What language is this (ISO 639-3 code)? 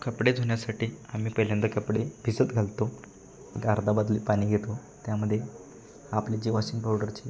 mar